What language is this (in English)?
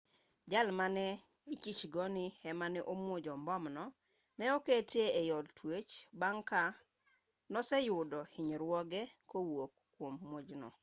Luo (Kenya and Tanzania)